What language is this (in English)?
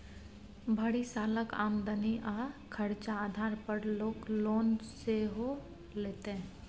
Maithili